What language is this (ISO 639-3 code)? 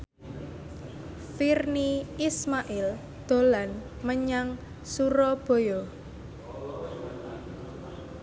jav